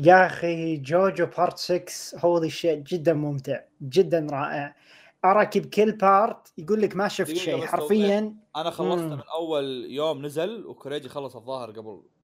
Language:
Arabic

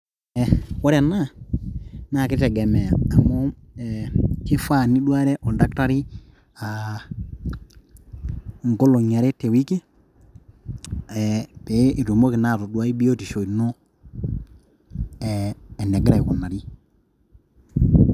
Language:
Masai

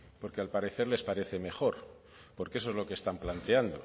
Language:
Spanish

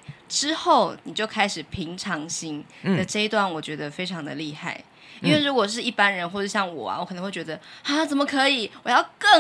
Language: Chinese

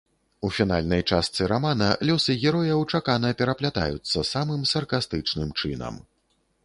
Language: Belarusian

